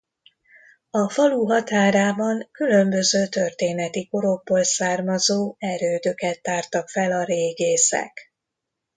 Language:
Hungarian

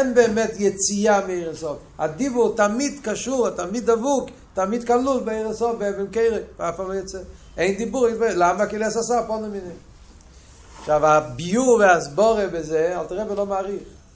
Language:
Hebrew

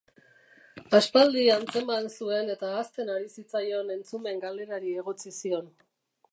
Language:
Basque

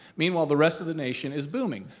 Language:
English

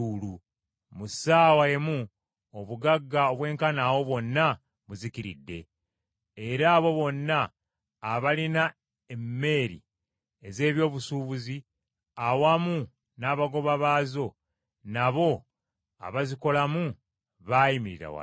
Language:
Ganda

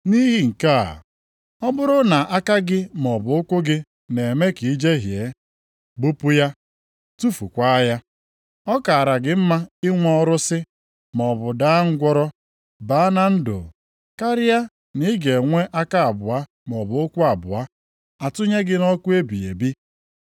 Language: Igbo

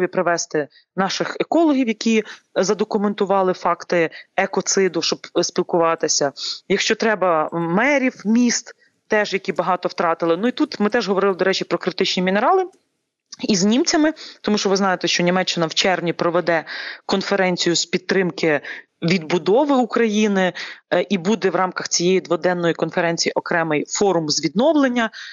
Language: Ukrainian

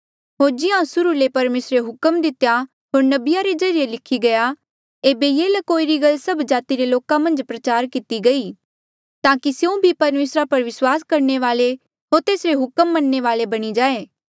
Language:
Mandeali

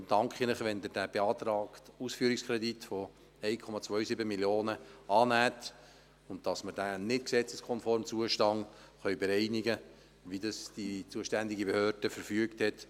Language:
Swiss German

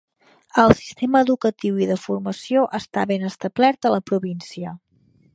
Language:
Catalan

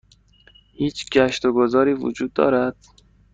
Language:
Persian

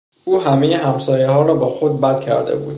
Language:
Persian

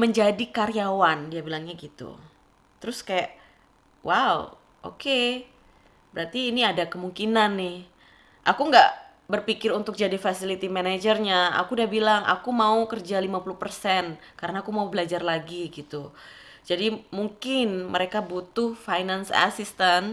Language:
Indonesian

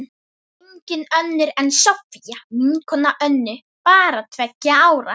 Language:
Icelandic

